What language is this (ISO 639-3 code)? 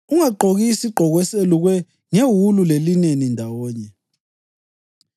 nde